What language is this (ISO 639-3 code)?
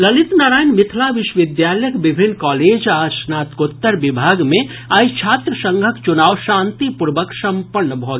mai